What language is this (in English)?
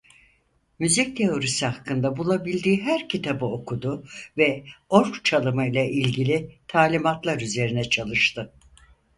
Turkish